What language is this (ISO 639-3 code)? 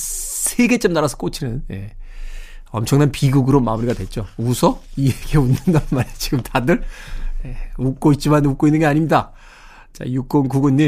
kor